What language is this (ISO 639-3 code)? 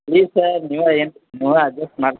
kan